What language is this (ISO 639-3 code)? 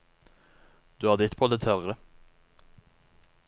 nor